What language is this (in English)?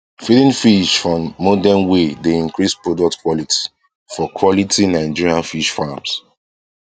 Nigerian Pidgin